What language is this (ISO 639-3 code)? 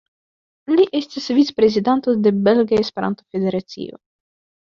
epo